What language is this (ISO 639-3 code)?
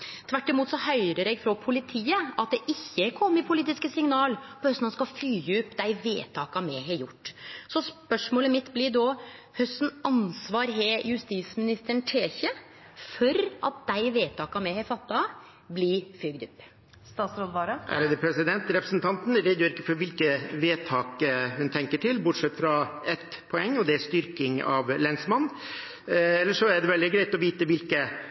nor